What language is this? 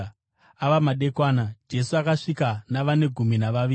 Shona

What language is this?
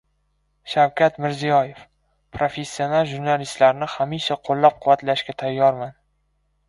Uzbek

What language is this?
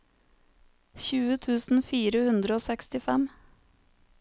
Norwegian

